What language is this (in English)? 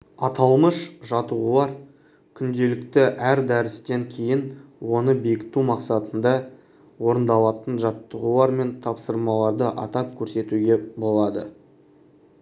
Kazakh